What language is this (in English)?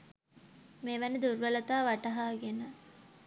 Sinhala